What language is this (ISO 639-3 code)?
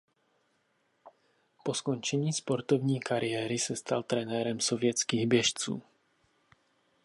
ces